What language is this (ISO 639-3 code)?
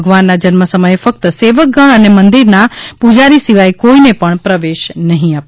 guj